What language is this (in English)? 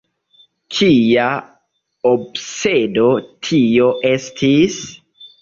Esperanto